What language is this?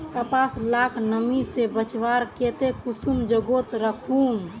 Magahi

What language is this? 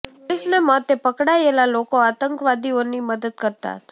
Gujarati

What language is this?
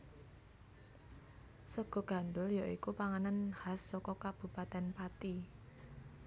Javanese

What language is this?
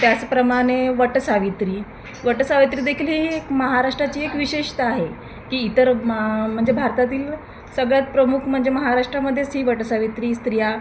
Marathi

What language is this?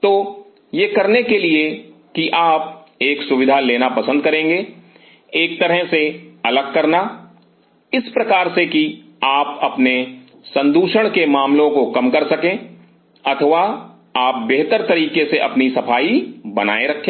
Hindi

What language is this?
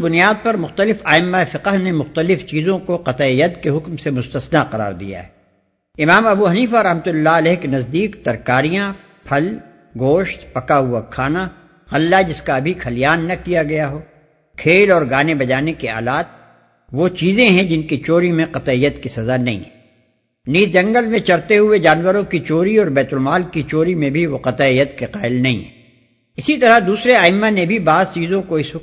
Urdu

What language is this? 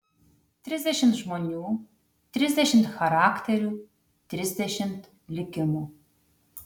Lithuanian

